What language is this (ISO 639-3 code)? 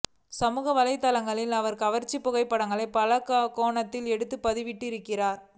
tam